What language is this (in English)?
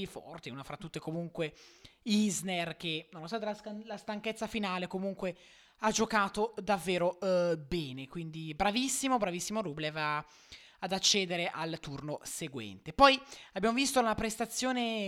Italian